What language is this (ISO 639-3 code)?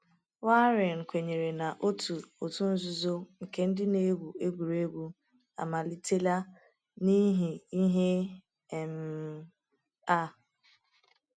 ibo